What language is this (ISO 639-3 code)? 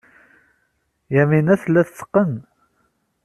kab